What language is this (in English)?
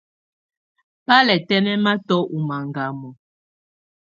Tunen